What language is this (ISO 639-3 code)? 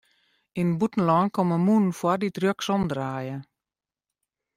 fry